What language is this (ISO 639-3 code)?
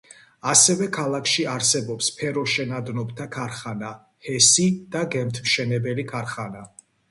kat